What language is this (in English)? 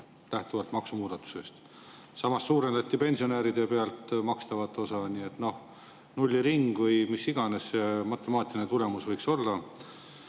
Estonian